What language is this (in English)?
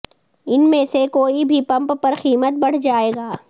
Urdu